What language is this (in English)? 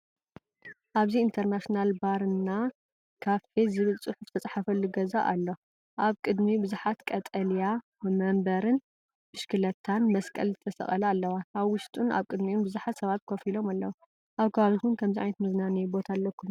Tigrinya